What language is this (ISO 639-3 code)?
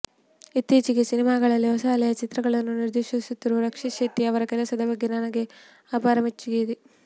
kan